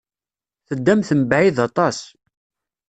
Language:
Kabyle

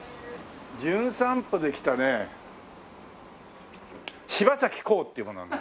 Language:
Japanese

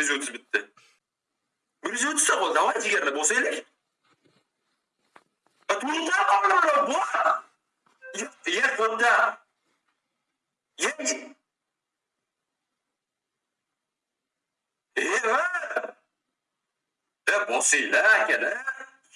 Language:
Turkish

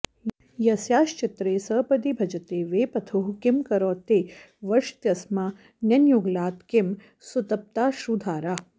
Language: Sanskrit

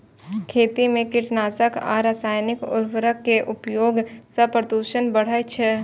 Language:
Maithili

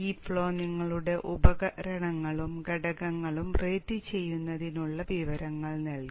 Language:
Malayalam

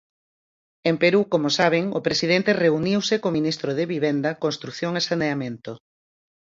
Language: Galician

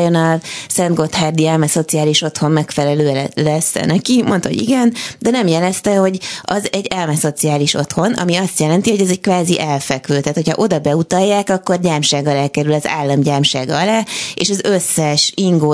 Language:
Hungarian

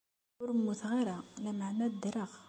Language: Kabyle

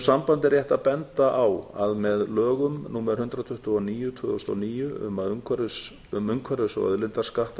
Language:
Icelandic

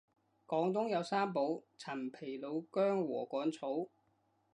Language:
Cantonese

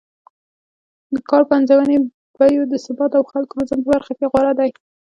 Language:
Pashto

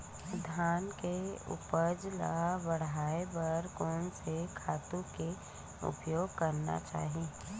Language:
Chhattisgarhi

